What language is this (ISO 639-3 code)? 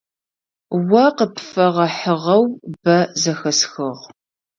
ady